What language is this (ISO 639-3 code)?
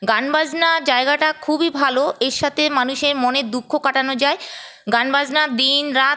ben